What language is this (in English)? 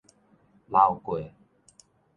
Min Nan Chinese